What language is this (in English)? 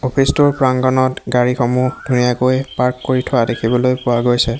Assamese